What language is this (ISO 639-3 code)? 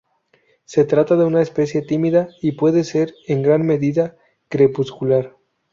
spa